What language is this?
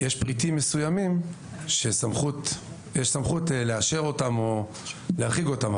Hebrew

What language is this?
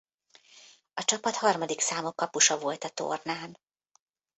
Hungarian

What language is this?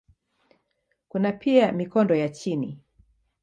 Swahili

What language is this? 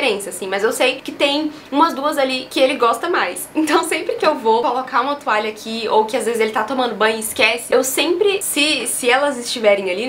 Portuguese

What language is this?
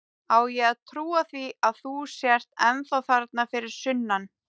Icelandic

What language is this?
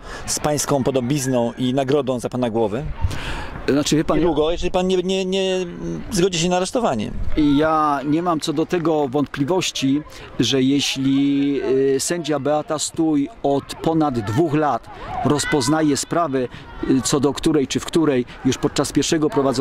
Polish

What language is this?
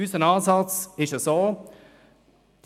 Swiss German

